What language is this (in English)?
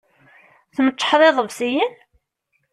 Kabyle